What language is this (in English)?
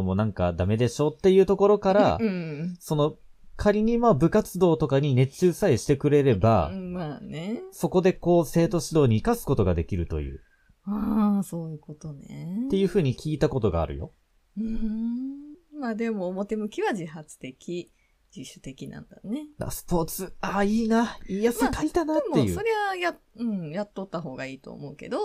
Japanese